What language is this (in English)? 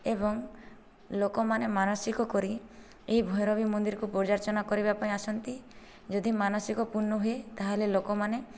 Odia